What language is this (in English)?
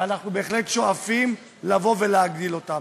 Hebrew